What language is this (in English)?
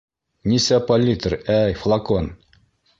Bashkir